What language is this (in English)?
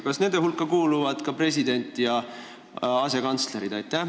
Estonian